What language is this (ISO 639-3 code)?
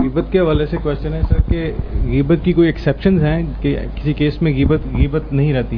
urd